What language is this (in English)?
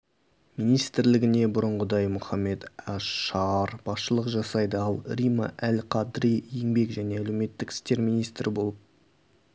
Kazakh